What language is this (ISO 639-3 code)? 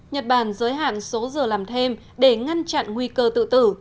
vie